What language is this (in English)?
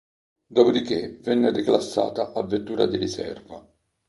Italian